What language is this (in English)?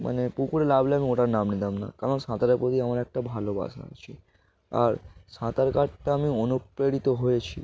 Bangla